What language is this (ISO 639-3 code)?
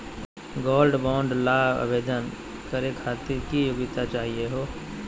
mag